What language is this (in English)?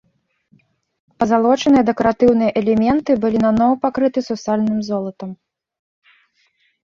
Belarusian